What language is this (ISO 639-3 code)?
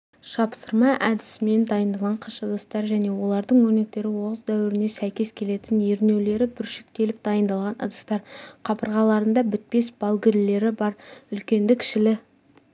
kaz